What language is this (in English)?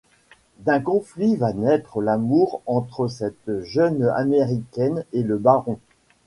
French